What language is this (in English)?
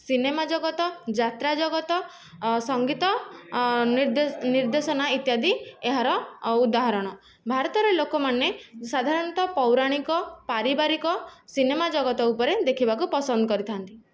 Odia